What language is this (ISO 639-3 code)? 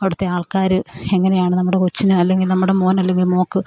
mal